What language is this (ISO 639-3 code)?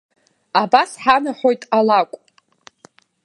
abk